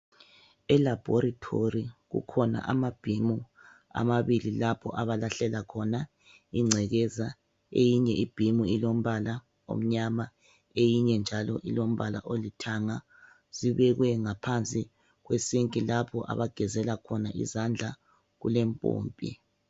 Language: North Ndebele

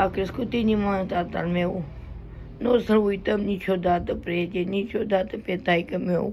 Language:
Romanian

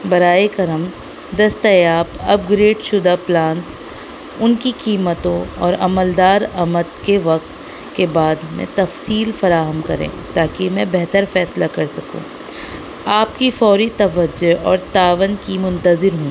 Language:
Urdu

